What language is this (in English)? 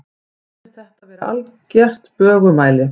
Icelandic